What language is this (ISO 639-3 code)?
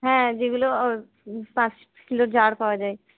ben